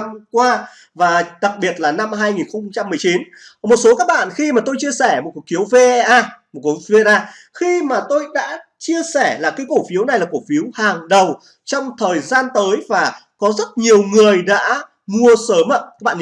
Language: Vietnamese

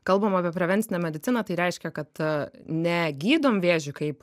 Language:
Lithuanian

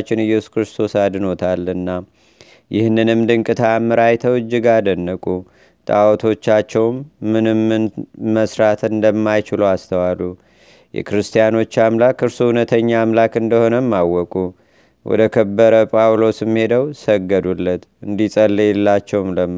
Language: Amharic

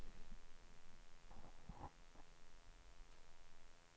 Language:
Swedish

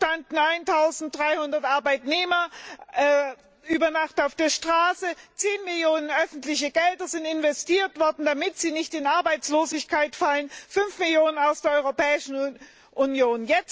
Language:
German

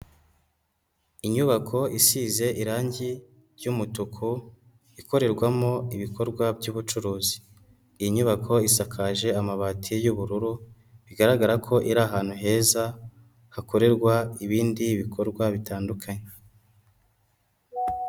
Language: Kinyarwanda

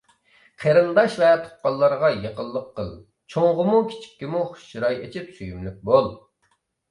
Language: Uyghur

